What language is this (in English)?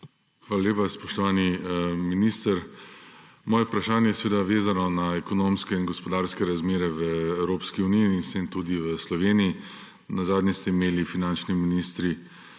Slovenian